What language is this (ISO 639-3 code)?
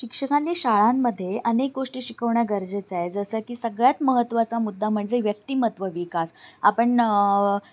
mar